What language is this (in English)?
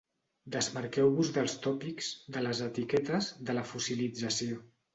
Catalan